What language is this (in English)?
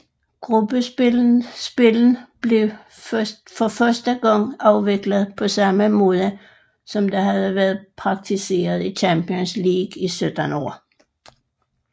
Danish